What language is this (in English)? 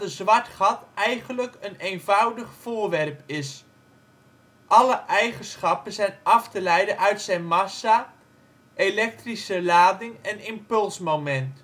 Dutch